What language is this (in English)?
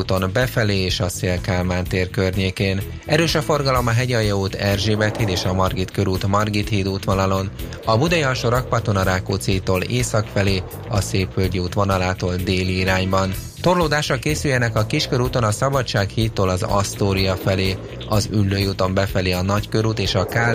Hungarian